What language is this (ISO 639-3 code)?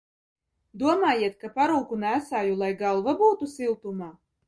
lav